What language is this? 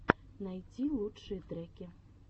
Russian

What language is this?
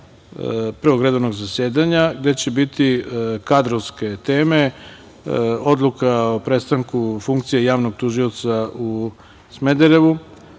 Serbian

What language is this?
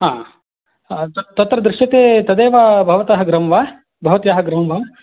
Sanskrit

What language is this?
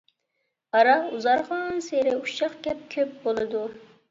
Uyghur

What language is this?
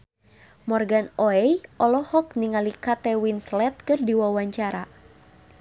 Sundanese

